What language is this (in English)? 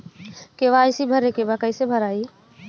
Bhojpuri